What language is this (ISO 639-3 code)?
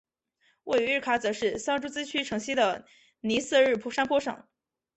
zho